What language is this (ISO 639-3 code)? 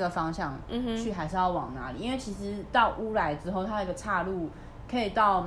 zho